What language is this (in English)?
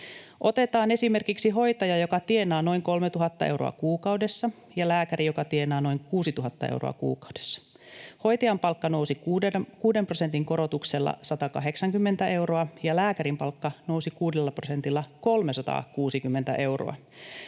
Finnish